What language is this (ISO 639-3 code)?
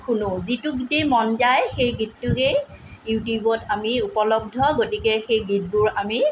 asm